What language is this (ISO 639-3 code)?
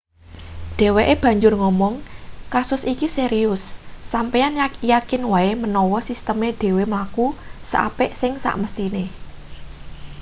jav